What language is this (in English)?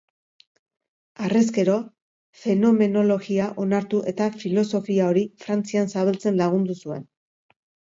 Basque